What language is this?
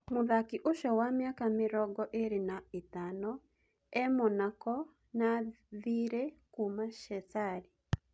Kikuyu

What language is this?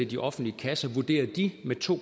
Danish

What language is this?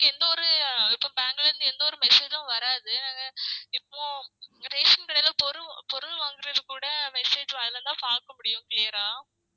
Tamil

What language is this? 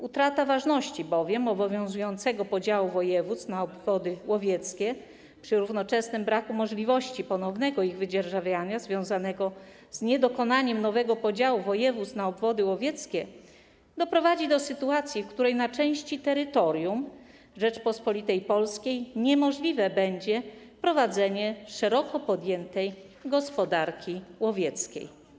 Polish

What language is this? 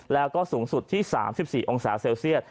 Thai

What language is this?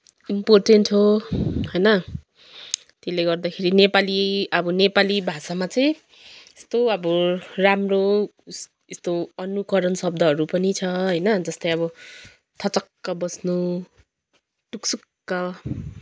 Nepali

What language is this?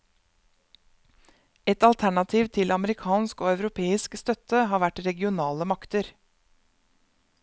Norwegian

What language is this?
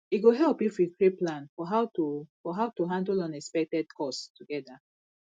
Nigerian Pidgin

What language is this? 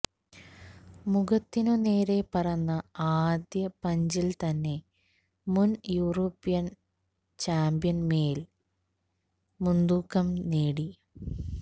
Malayalam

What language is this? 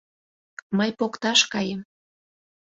Mari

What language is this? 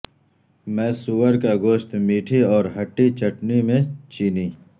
Urdu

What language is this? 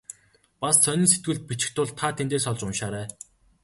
Mongolian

